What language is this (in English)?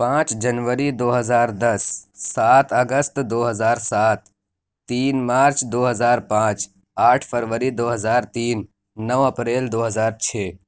Urdu